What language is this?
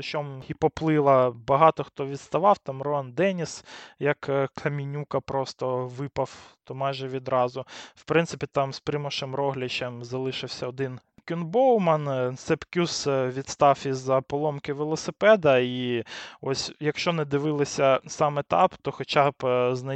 Ukrainian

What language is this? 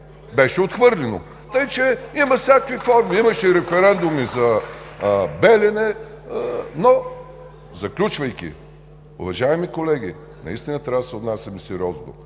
Bulgarian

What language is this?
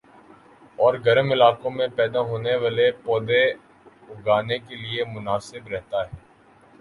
Urdu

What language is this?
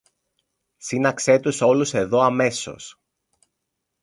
Greek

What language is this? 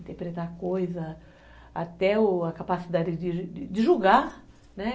Portuguese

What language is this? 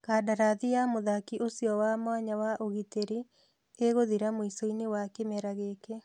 Kikuyu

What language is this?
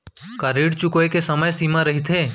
Chhattisgarhi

